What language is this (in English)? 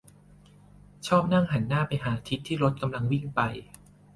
Thai